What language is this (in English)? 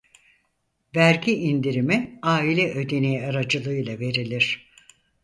Turkish